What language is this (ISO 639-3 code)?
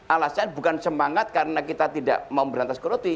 ind